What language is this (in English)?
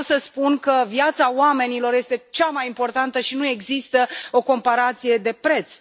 Romanian